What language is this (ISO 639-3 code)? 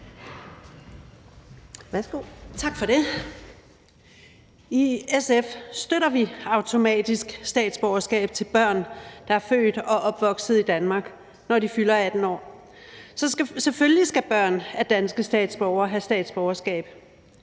dan